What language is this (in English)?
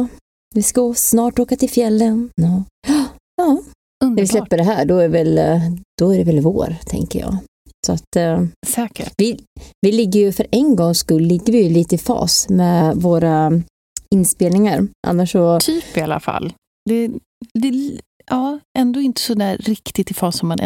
Swedish